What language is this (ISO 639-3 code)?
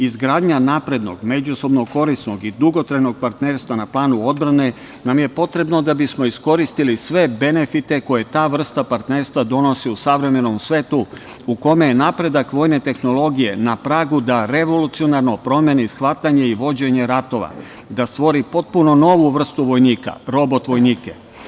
srp